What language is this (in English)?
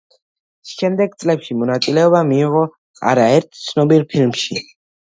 Georgian